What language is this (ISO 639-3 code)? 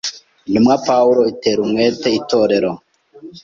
kin